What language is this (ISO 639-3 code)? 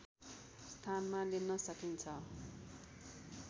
nep